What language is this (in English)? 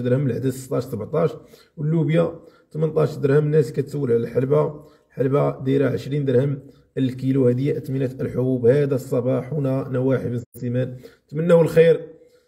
Arabic